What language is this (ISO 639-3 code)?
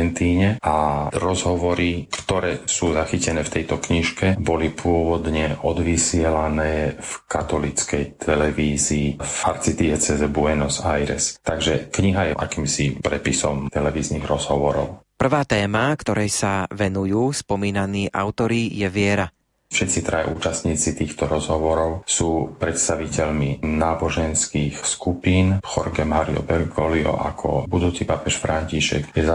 slk